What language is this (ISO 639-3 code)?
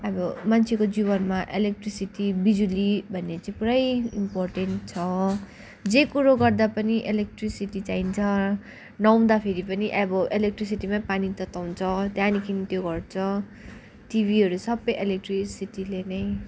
nep